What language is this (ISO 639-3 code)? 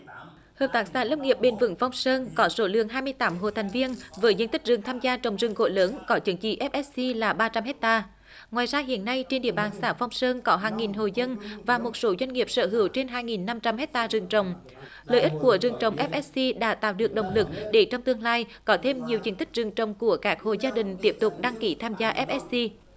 vie